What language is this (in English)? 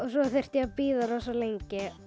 Icelandic